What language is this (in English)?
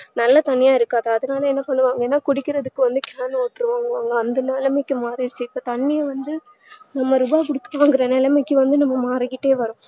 Tamil